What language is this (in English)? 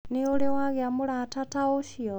Kikuyu